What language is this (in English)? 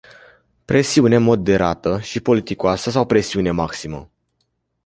Romanian